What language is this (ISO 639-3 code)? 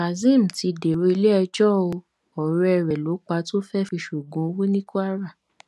yor